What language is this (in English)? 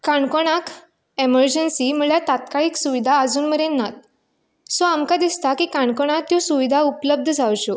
Konkani